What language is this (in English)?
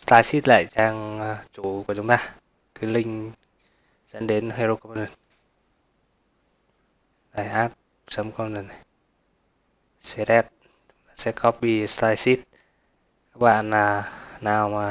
Vietnamese